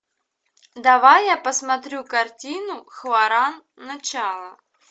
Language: Russian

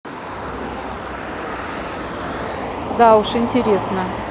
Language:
Russian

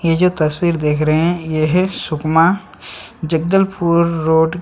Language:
Hindi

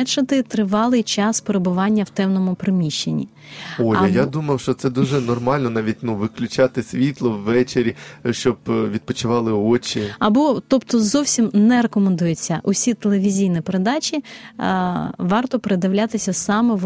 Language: Ukrainian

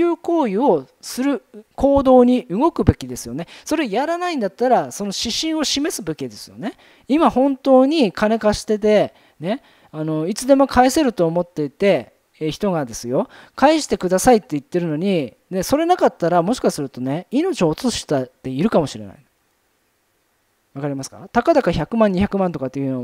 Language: Japanese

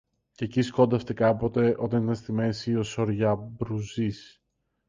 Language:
Greek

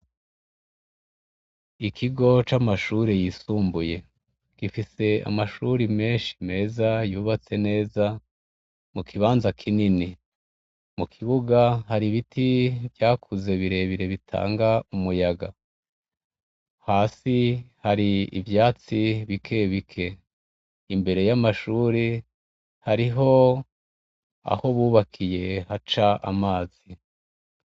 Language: Rundi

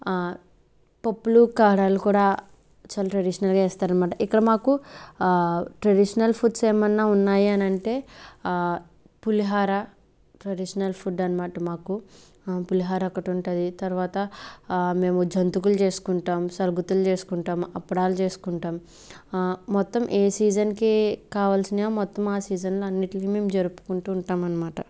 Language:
Telugu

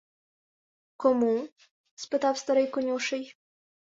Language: Ukrainian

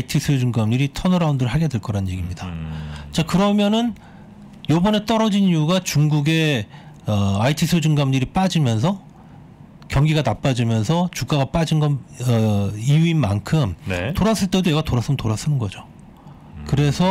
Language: Korean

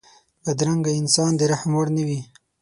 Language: Pashto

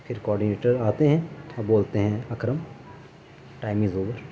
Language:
Urdu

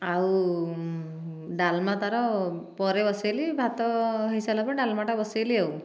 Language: Odia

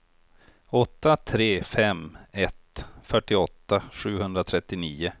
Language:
Swedish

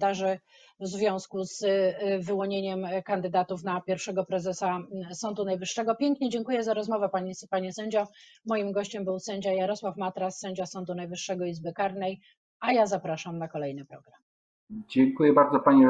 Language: Polish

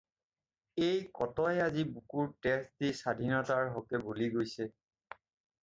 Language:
Assamese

